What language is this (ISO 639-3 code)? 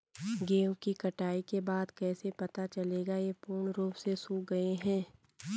hin